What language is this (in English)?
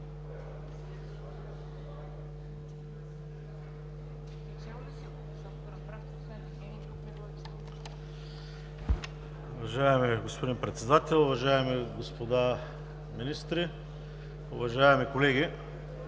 Bulgarian